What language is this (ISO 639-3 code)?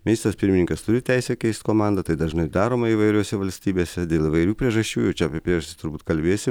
lit